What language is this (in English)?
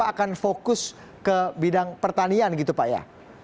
Indonesian